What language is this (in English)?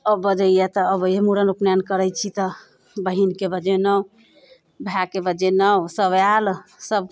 Maithili